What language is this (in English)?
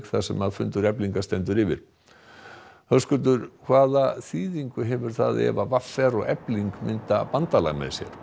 Icelandic